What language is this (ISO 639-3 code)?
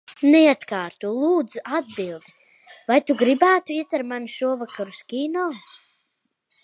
lav